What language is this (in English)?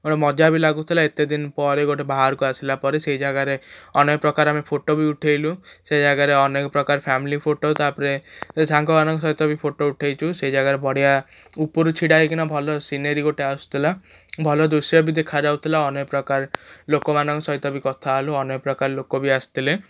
Odia